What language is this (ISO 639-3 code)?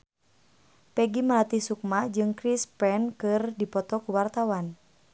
sun